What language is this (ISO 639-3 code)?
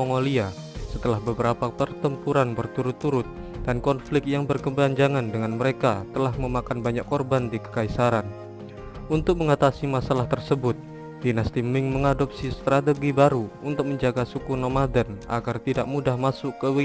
ind